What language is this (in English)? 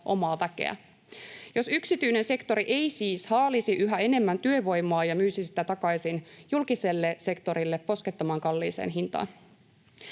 Finnish